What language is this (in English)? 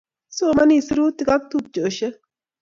Kalenjin